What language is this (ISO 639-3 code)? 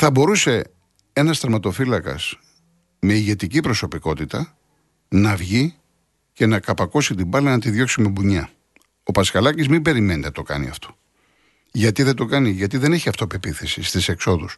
ell